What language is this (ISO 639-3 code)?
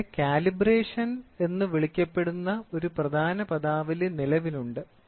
mal